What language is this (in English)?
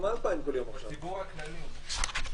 Hebrew